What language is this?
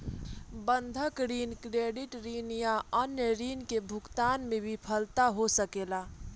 Bhojpuri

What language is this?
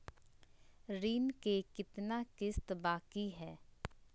Magahi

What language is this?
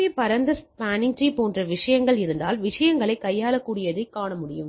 Tamil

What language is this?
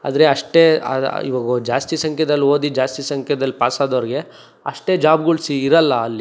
Kannada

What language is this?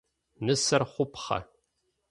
Adyghe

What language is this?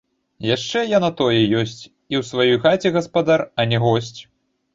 Belarusian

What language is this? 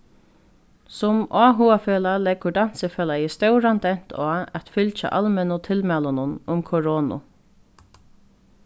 Faroese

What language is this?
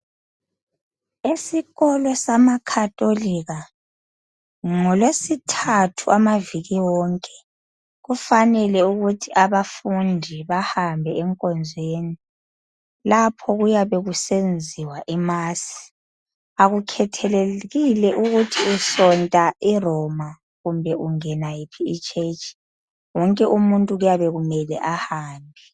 North Ndebele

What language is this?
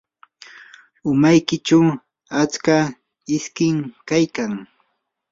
Yanahuanca Pasco Quechua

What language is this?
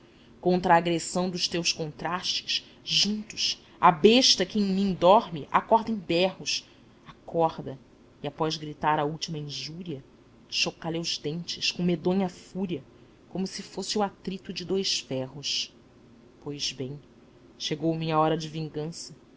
Portuguese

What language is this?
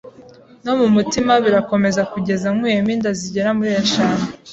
Kinyarwanda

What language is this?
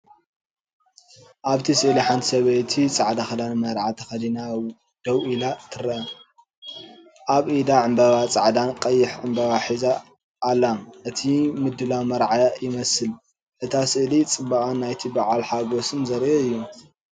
Tigrinya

